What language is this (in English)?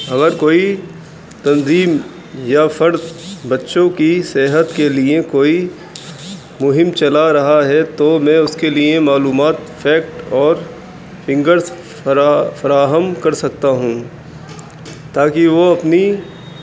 Urdu